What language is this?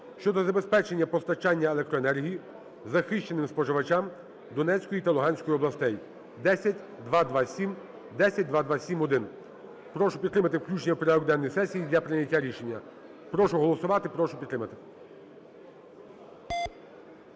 Ukrainian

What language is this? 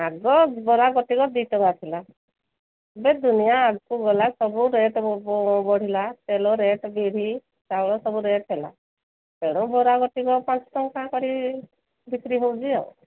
Odia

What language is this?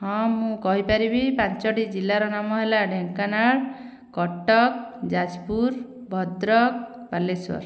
Odia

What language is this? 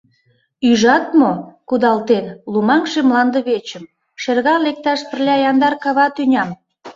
Mari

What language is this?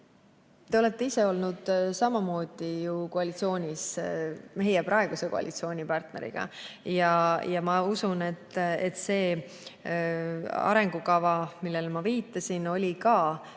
Estonian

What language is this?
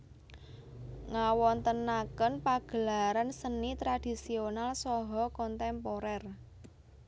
Javanese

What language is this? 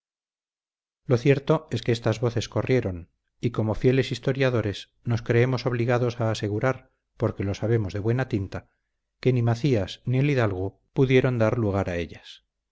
Spanish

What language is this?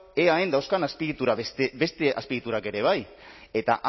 Basque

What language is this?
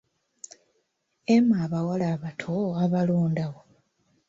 Ganda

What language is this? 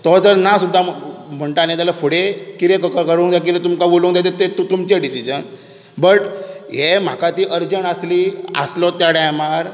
Konkani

